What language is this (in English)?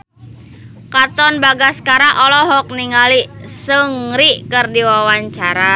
Sundanese